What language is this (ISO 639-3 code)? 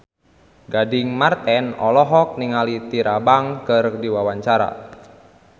sun